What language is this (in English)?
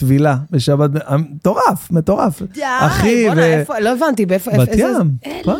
Hebrew